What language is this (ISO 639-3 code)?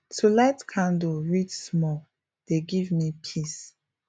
pcm